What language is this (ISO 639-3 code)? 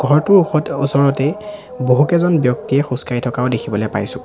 asm